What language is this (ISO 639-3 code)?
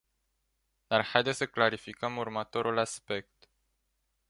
ron